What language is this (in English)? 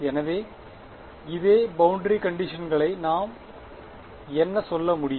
Tamil